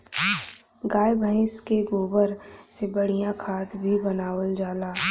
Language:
Bhojpuri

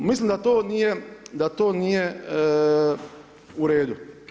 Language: Croatian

